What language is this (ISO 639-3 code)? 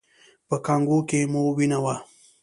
pus